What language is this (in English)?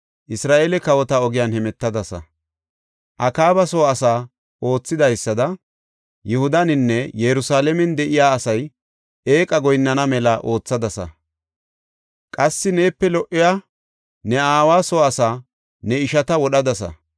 Gofa